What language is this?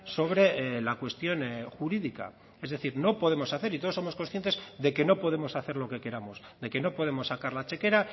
Spanish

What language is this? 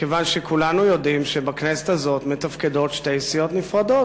Hebrew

